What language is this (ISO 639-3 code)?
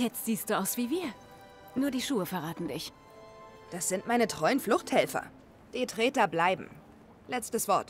deu